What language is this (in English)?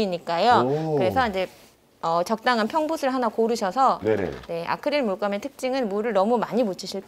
Korean